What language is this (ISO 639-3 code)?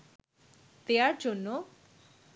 ben